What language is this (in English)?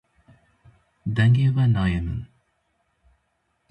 Kurdish